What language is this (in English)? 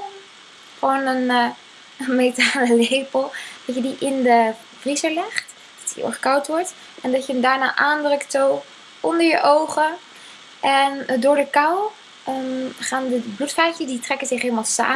Dutch